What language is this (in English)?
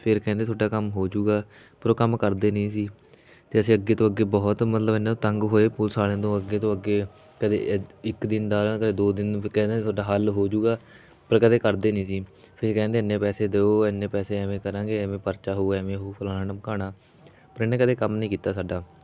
Punjabi